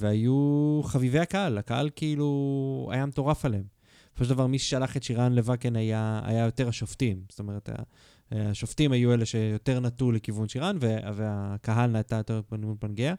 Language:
Hebrew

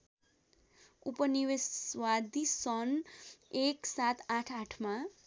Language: Nepali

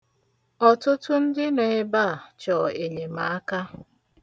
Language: Igbo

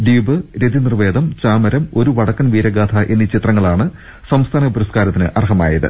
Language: Malayalam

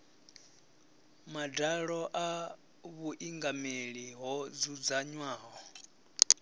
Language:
Venda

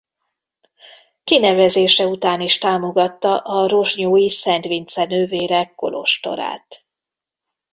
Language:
Hungarian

